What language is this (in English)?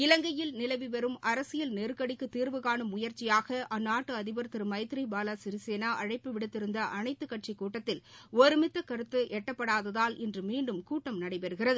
Tamil